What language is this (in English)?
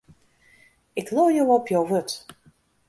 Western Frisian